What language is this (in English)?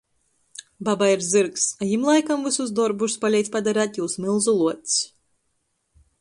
Latgalian